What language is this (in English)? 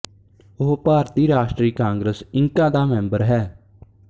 Punjabi